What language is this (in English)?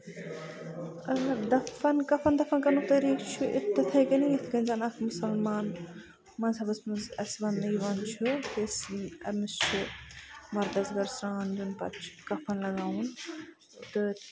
Kashmiri